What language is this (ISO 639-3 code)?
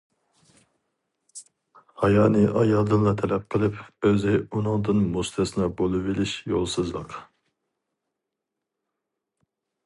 uig